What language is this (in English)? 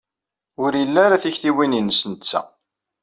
Kabyle